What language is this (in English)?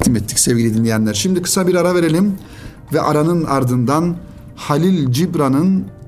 Turkish